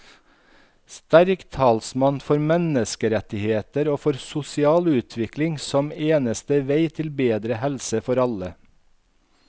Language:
Norwegian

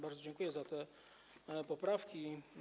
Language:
Polish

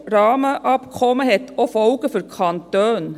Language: Swiss German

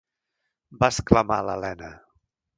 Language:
Catalan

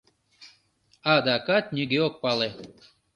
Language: Mari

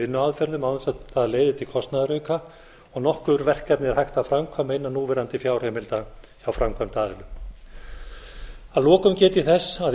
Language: Icelandic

